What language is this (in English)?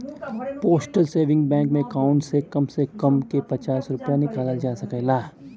Bhojpuri